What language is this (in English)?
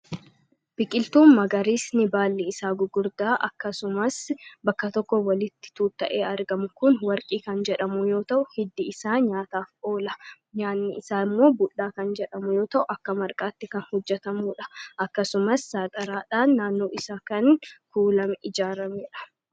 Oromo